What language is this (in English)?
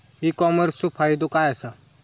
Marathi